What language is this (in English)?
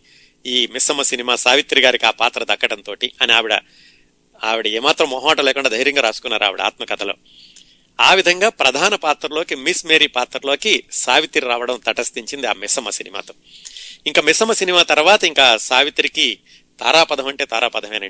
Telugu